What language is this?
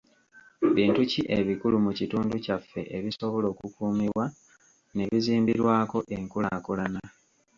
Ganda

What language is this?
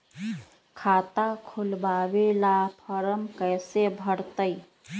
Magahi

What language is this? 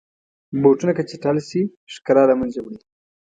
Pashto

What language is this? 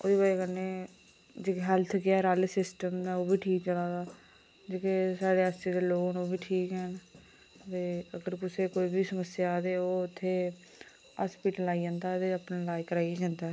Dogri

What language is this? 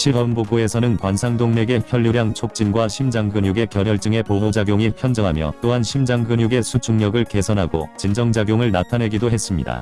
Korean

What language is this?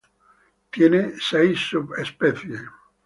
Spanish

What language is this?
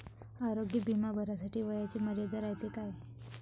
Marathi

